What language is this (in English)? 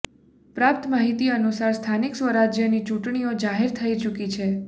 Gujarati